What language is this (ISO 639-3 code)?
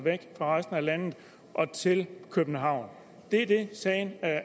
dan